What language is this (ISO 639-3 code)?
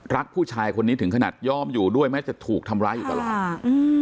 tha